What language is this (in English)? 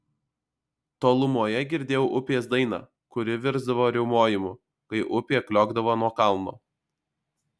Lithuanian